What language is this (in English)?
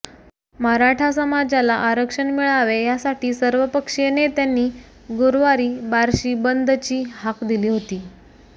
Marathi